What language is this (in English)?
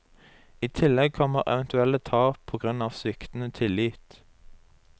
Norwegian